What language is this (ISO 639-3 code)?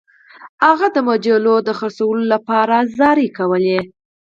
pus